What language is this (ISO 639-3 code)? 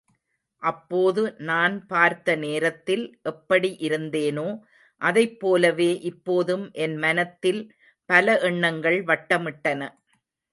tam